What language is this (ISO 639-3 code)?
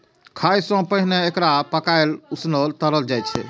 mai